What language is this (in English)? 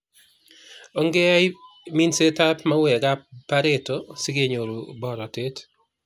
Kalenjin